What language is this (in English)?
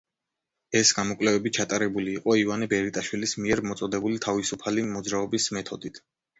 Georgian